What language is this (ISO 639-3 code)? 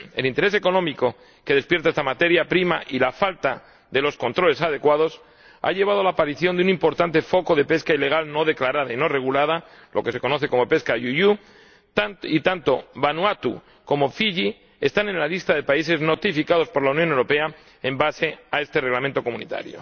spa